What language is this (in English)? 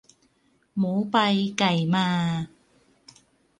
Thai